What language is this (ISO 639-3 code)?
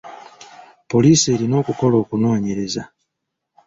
lug